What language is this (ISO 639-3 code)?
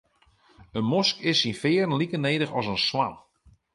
fry